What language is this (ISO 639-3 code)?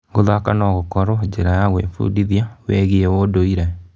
kik